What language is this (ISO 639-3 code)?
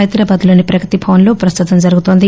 tel